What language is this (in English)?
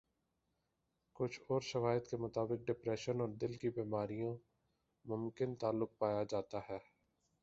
Urdu